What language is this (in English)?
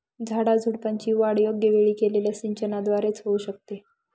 Marathi